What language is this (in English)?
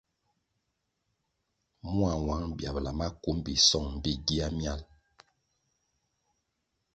Kwasio